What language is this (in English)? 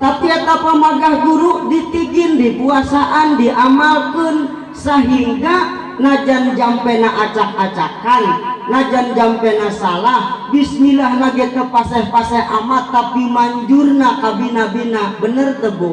Indonesian